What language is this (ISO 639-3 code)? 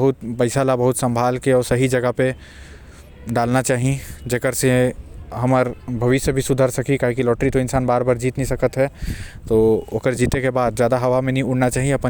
kfp